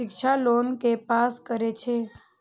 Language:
Maithili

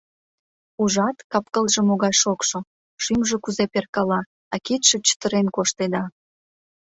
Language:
Mari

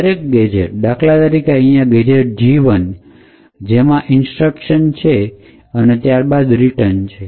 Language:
Gujarati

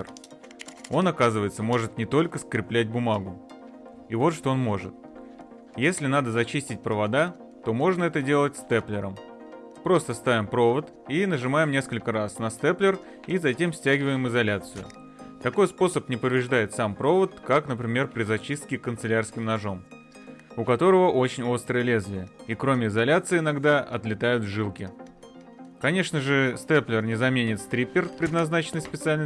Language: Russian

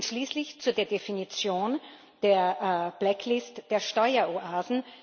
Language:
German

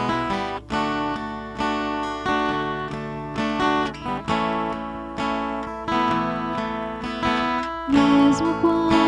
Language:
Indonesian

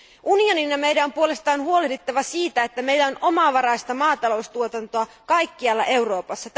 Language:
Finnish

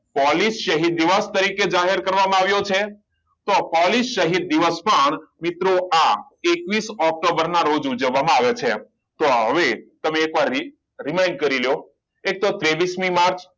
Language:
Gujarati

